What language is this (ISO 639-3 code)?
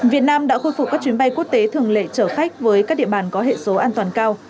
vie